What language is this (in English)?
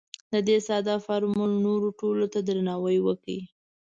Pashto